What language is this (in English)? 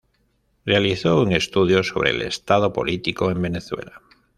Spanish